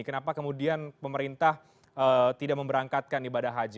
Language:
Indonesian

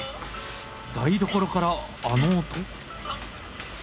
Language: Japanese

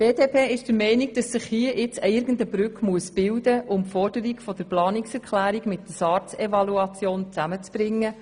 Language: Swiss German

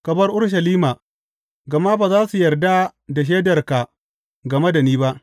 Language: Hausa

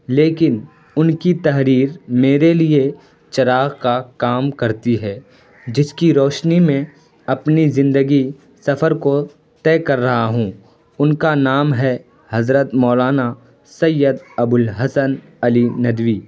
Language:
Urdu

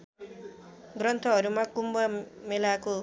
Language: Nepali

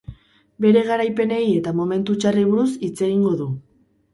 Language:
Basque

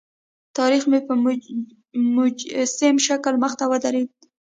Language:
Pashto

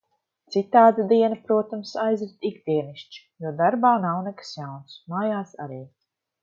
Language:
Latvian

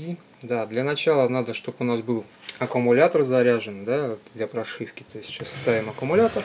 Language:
Russian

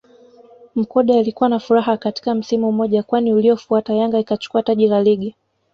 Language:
Swahili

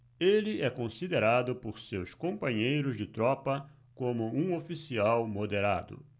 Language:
Portuguese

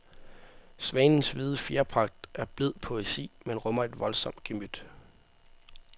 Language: Danish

